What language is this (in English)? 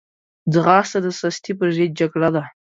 Pashto